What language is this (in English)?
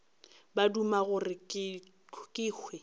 Northern Sotho